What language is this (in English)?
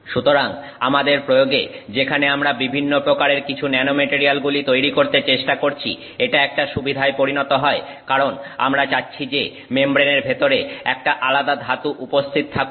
Bangla